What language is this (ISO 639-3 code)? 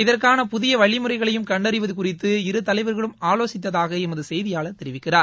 tam